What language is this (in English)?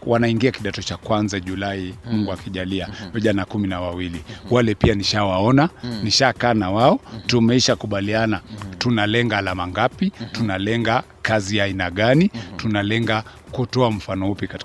Swahili